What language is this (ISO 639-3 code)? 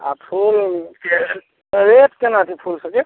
mai